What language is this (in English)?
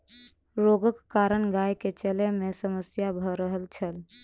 Maithili